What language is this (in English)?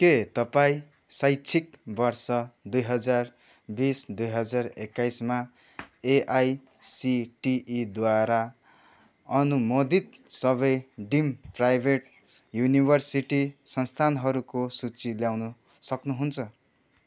Nepali